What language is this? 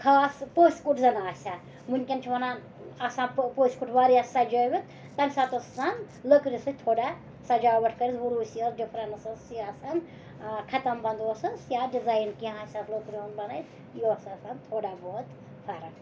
Kashmiri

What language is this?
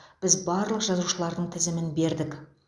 Kazakh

